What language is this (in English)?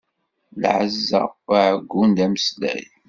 Kabyle